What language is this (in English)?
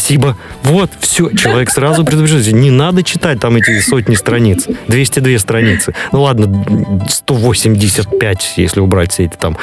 Russian